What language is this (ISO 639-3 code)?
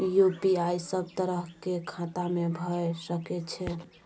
mai